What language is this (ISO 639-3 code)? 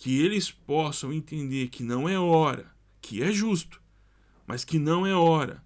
por